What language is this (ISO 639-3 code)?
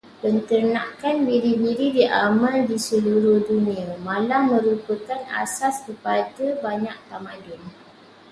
msa